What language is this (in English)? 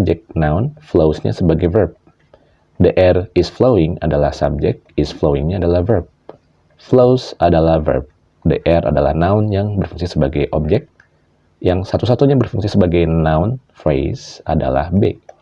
Indonesian